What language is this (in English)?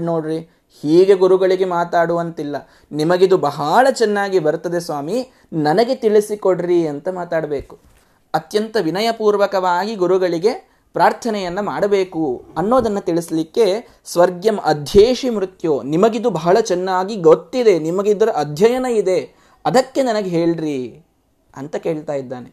Kannada